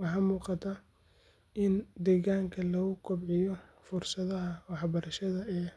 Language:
Somali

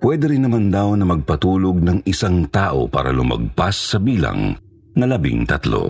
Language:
Filipino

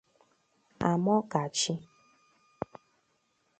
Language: Igbo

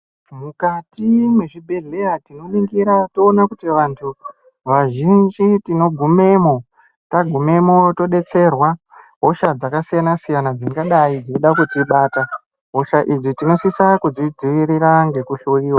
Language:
Ndau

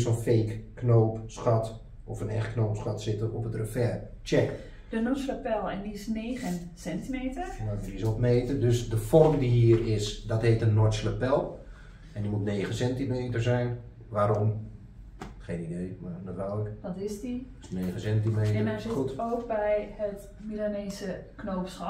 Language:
Dutch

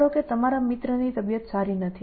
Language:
Gujarati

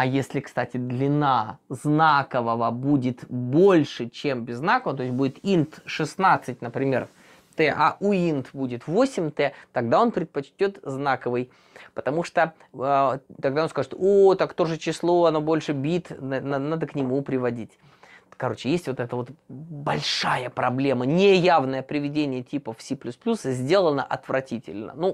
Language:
Russian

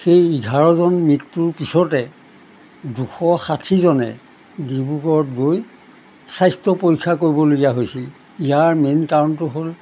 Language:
Assamese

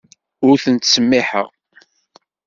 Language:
Kabyle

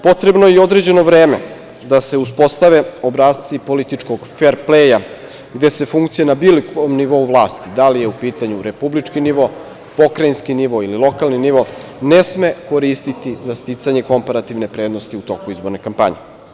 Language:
Serbian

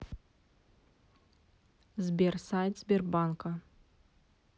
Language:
Russian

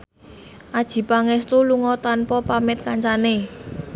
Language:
Javanese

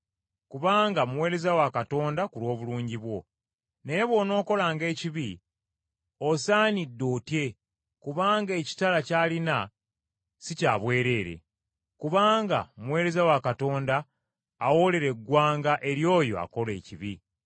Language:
Ganda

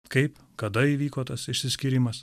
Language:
Lithuanian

